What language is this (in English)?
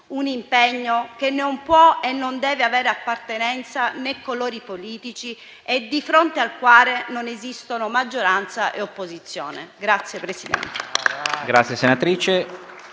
Italian